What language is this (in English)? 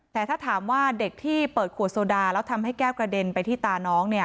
Thai